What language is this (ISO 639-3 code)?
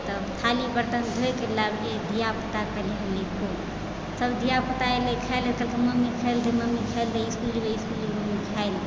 mai